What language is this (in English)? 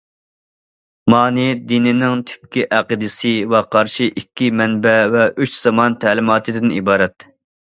Uyghur